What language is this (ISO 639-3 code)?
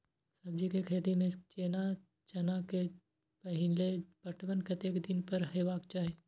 mai